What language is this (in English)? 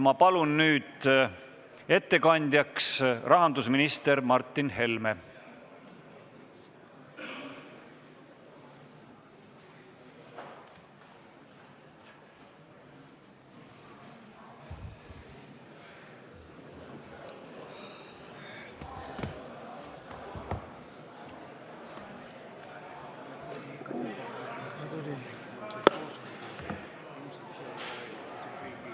Estonian